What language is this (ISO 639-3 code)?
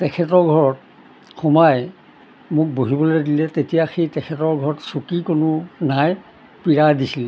asm